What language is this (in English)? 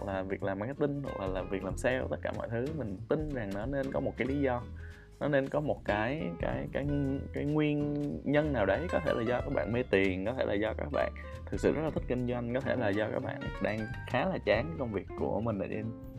Vietnamese